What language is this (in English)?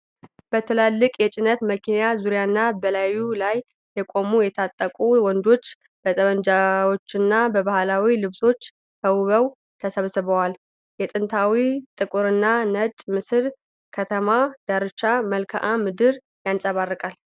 Amharic